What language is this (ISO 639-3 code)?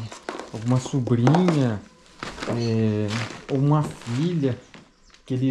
por